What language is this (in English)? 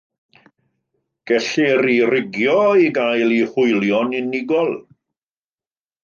Welsh